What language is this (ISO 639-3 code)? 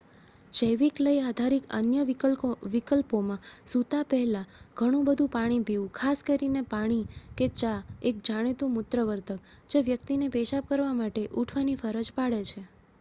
guj